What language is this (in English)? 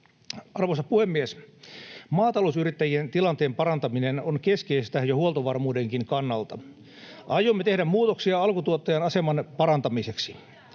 Finnish